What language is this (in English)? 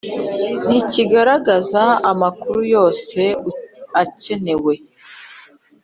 Kinyarwanda